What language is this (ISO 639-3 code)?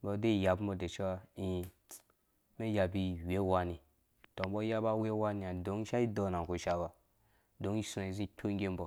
ldb